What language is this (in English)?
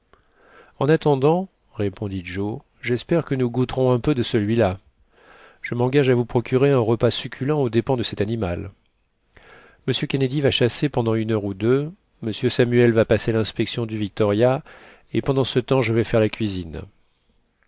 French